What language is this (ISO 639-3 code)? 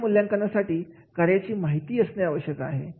mar